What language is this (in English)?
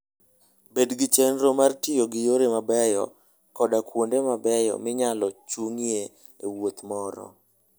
Luo (Kenya and Tanzania)